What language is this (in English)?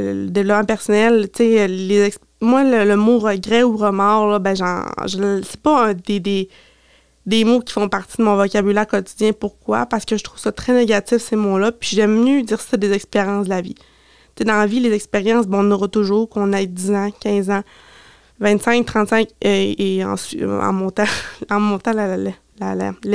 French